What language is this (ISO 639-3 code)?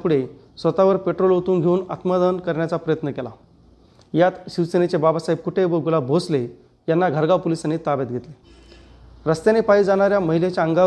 mar